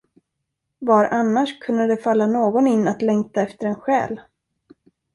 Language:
Swedish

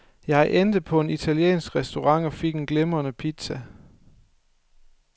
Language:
Danish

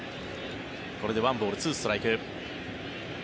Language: Japanese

